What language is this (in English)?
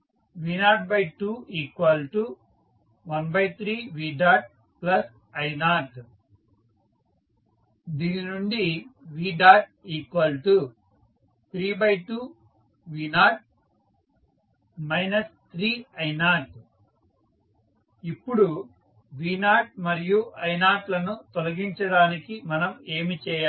Telugu